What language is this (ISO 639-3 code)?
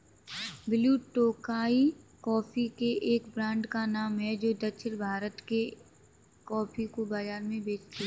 hin